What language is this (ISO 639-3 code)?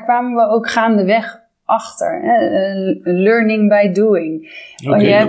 nld